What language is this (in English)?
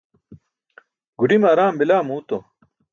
Burushaski